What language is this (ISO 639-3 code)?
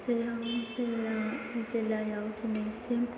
brx